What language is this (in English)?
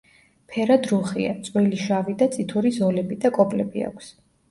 Georgian